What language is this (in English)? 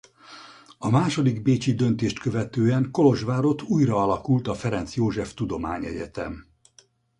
Hungarian